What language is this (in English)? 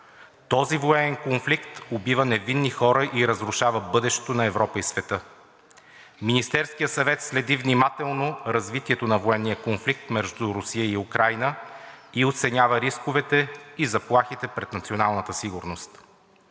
Bulgarian